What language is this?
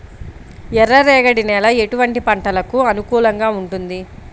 Telugu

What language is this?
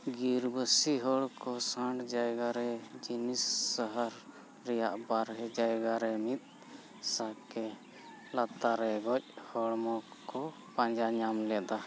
Santali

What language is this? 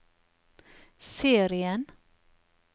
Norwegian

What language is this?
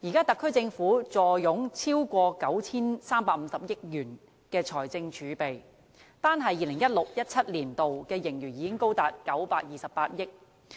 Cantonese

